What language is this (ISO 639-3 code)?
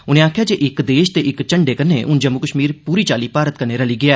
doi